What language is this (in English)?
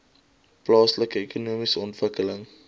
Afrikaans